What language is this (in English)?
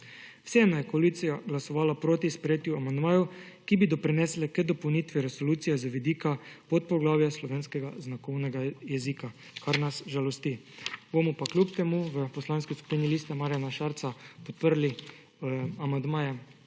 Slovenian